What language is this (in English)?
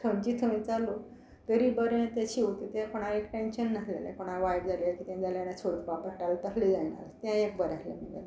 Konkani